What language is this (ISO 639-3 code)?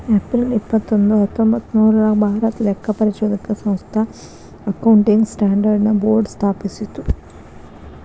kan